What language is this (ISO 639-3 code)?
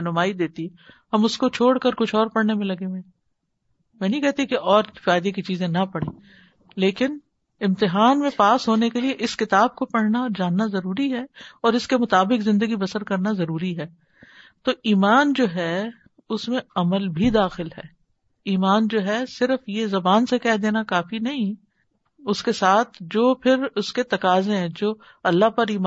urd